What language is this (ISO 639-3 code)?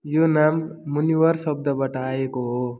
nep